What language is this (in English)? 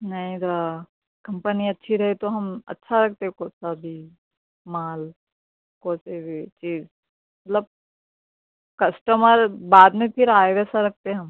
Urdu